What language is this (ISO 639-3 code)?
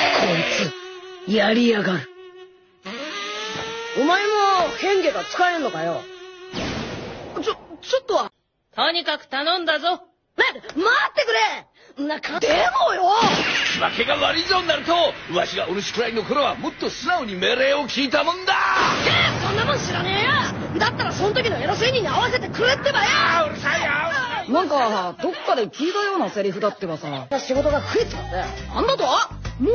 jpn